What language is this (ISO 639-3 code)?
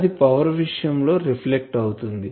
tel